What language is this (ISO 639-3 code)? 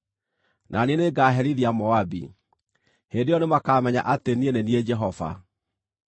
kik